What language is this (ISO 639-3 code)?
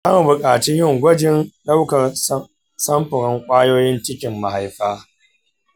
hau